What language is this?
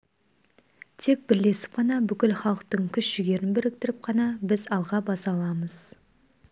Kazakh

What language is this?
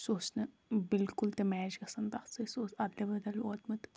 Kashmiri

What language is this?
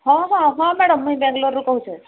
Odia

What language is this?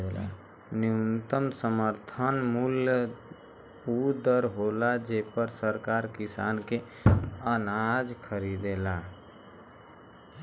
Bhojpuri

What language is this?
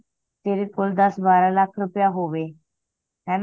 Punjabi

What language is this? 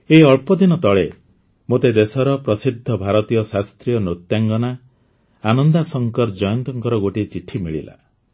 Odia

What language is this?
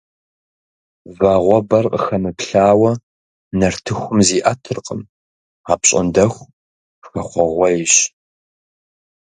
Kabardian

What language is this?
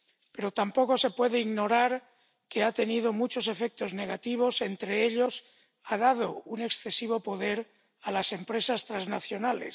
Spanish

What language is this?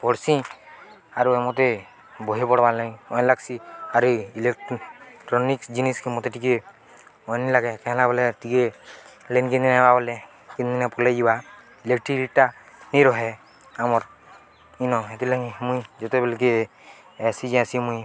Odia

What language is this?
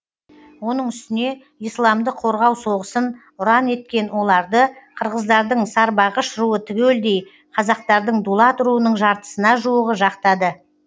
Kazakh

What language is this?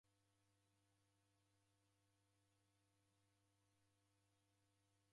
Taita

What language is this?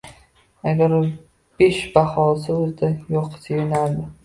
Uzbek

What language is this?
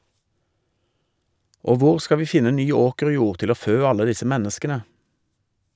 Norwegian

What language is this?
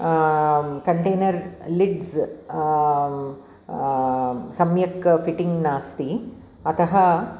Sanskrit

